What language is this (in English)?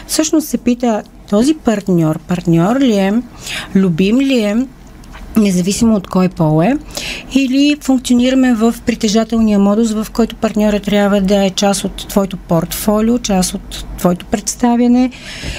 Bulgarian